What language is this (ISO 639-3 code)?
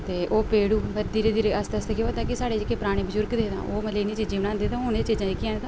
doi